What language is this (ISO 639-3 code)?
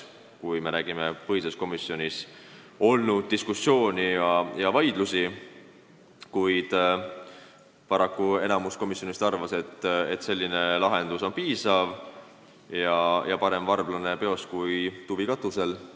est